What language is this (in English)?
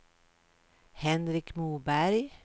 Swedish